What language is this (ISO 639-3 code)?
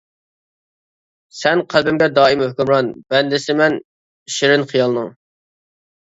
uig